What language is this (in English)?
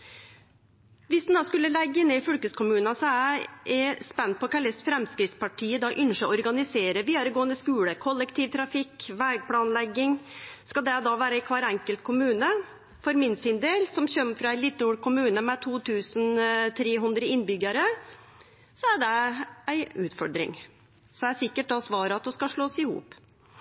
Norwegian Nynorsk